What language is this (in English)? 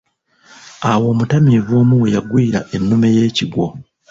Ganda